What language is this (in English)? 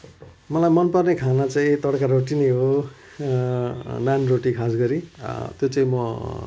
Nepali